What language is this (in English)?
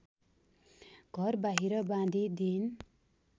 Nepali